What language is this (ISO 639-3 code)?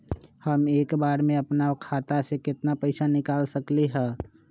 mag